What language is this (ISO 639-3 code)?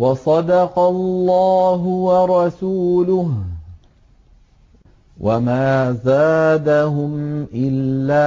ara